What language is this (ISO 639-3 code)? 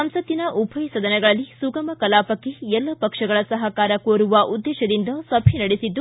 kan